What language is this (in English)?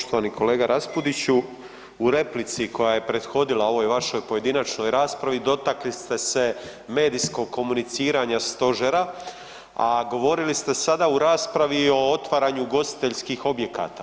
Croatian